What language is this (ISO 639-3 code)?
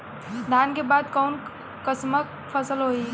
bho